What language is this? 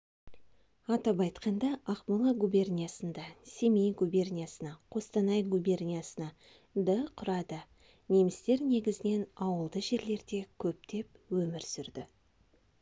Kazakh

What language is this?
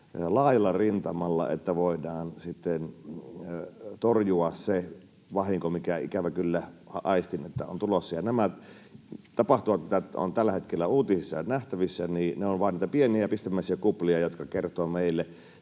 Finnish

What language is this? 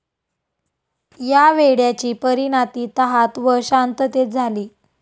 Marathi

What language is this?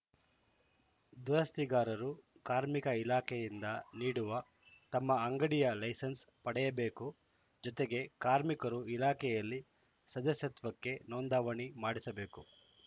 Kannada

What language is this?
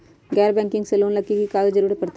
Magahi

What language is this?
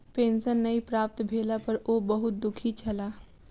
Maithili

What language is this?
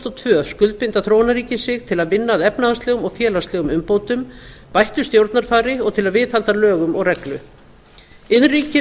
Icelandic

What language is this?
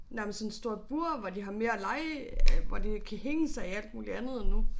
Danish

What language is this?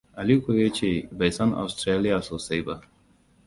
Hausa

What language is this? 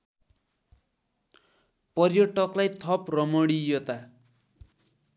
Nepali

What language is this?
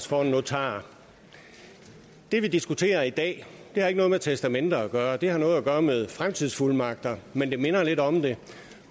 Danish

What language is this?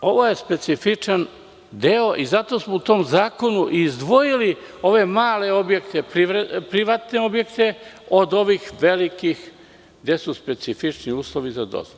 Serbian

